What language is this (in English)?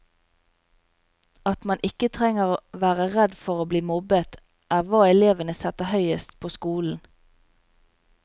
Norwegian